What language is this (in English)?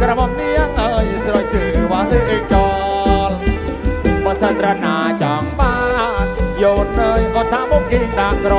Thai